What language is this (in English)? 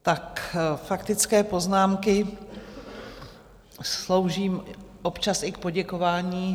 Czech